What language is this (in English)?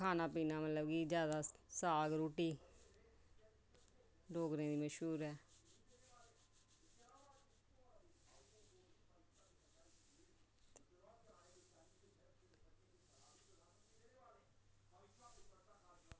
Dogri